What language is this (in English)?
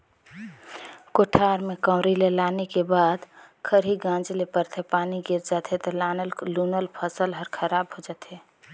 Chhattisgarhi